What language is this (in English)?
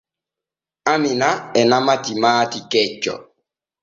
Borgu Fulfulde